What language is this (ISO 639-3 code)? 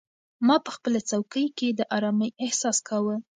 pus